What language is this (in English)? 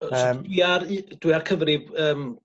Welsh